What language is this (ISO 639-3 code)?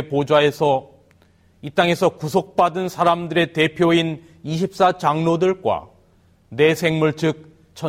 kor